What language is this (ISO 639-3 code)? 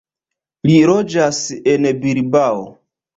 epo